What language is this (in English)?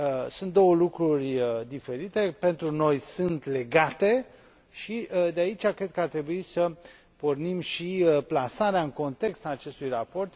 Romanian